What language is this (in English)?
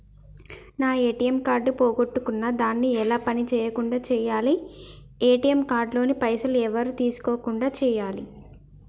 Telugu